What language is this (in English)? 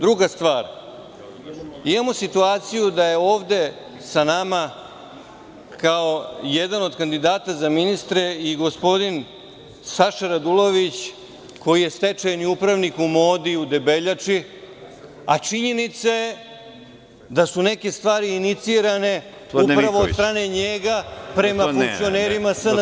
Serbian